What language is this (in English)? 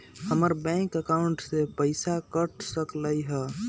Magahi